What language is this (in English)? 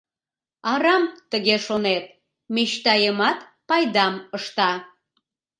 Mari